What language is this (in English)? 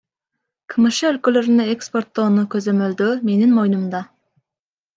Kyrgyz